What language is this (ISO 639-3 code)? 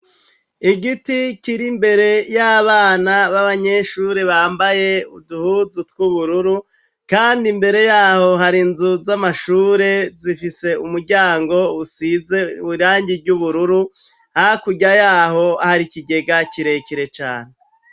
run